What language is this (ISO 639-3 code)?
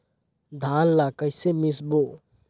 hne